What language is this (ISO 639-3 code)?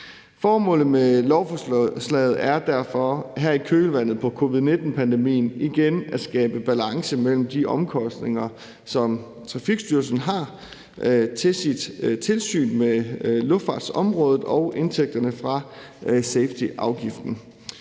dan